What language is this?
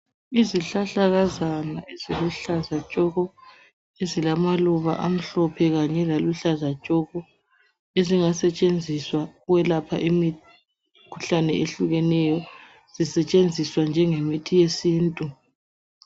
North Ndebele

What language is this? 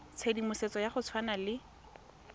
Tswana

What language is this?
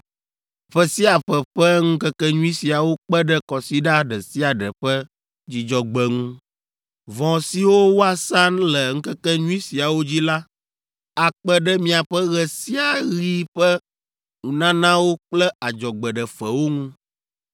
Ewe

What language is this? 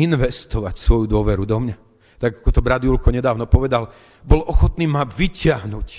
Slovak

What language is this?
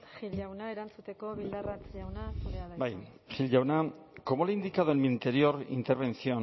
Basque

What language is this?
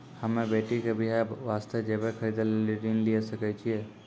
Maithili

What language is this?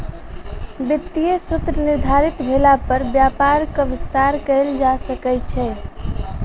Maithili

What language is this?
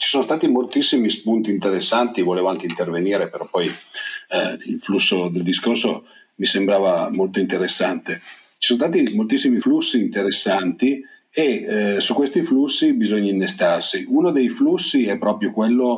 Italian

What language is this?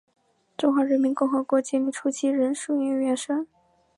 Chinese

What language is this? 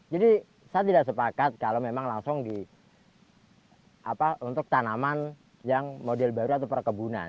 Indonesian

